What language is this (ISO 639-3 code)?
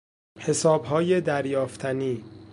fas